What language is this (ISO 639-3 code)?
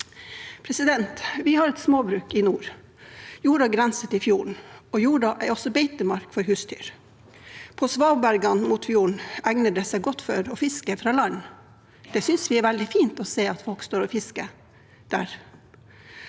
nor